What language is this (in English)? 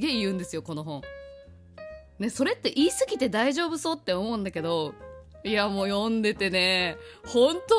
Japanese